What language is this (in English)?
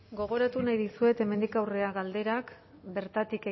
Basque